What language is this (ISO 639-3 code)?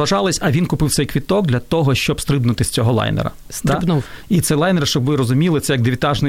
ukr